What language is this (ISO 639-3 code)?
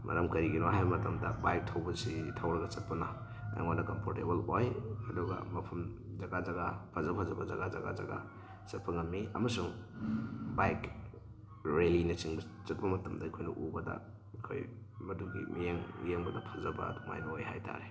mni